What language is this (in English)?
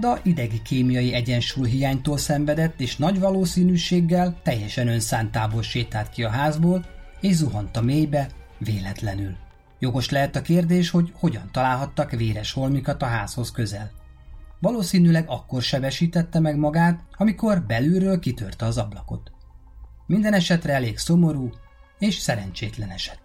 Hungarian